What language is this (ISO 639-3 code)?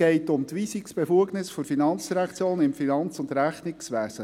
gsw